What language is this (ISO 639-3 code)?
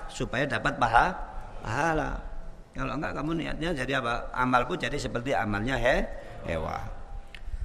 ind